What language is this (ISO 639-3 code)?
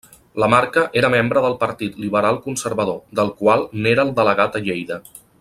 cat